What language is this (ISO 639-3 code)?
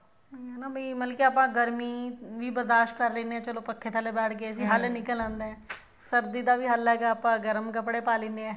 pan